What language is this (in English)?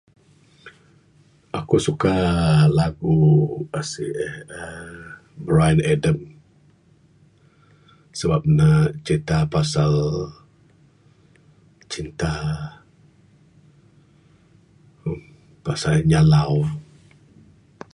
Bukar-Sadung Bidayuh